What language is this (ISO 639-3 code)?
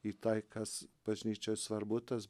lit